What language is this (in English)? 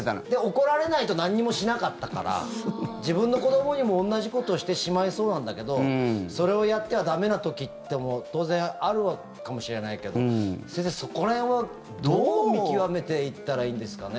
Japanese